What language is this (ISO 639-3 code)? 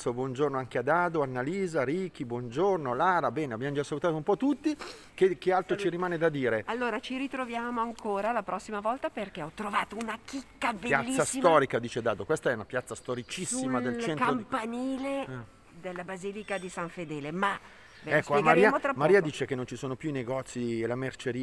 ita